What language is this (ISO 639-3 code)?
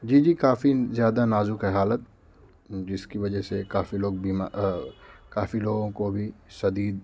urd